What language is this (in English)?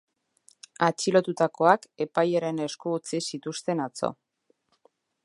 Basque